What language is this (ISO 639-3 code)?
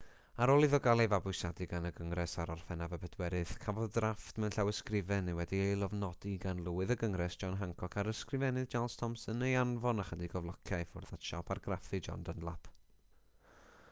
cym